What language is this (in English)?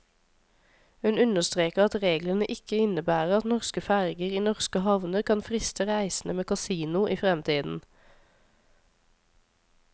Norwegian